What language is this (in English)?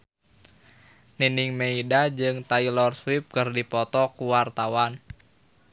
Sundanese